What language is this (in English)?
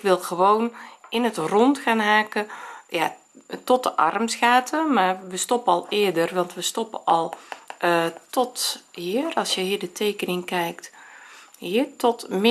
Dutch